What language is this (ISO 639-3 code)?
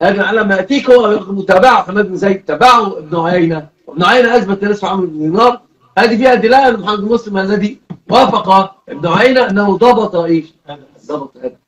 ara